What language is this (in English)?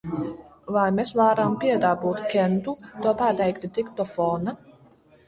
Latvian